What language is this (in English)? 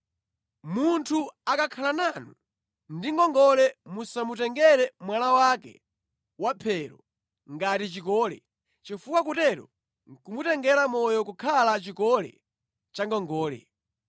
Nyanja